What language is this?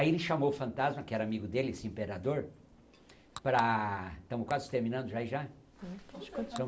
Portuguese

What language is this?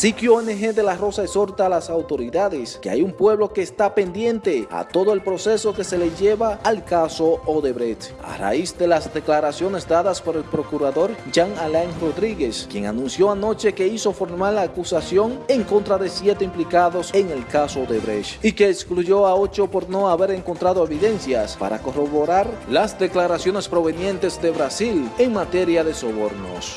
Spanish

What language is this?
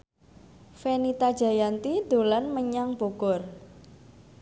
Javanese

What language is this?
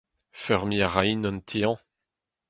Breton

